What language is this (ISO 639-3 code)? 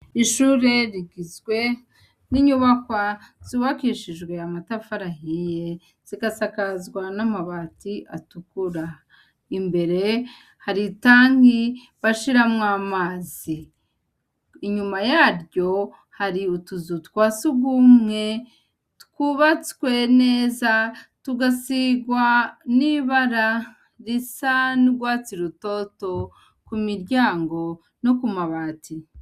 run